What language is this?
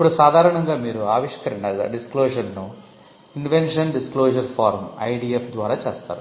Telugu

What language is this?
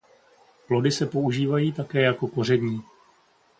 Czech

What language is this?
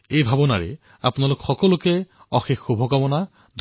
Assamese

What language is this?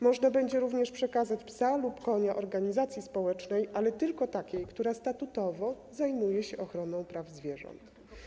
Polish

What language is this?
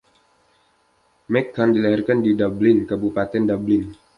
Indonesian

